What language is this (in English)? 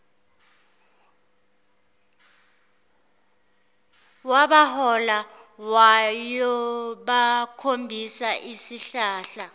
Zulu